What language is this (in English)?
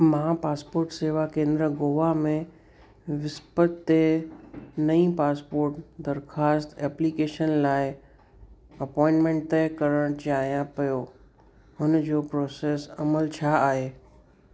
Sindhi